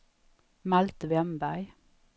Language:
Swedish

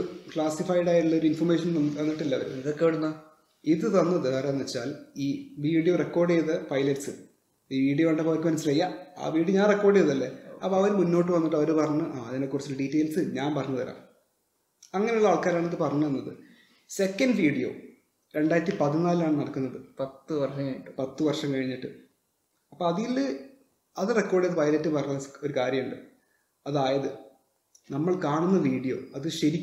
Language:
Malayalam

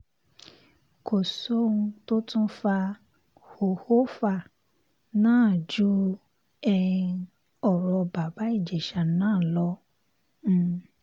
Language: Yoruba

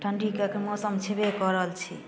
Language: Maithili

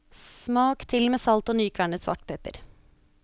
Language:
Norwegian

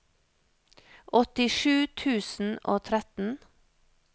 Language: Norwegian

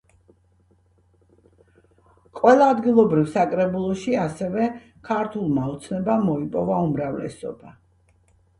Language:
Georgian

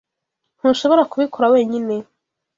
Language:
Kinyarwanda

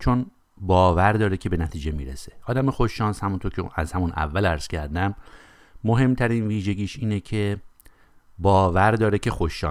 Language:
Persian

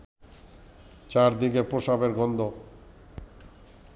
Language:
Bangla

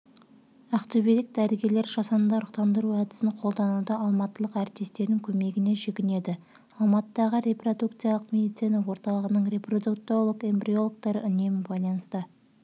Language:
Kazakh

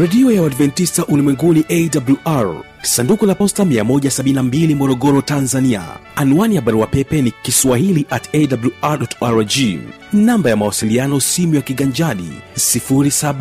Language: Swahili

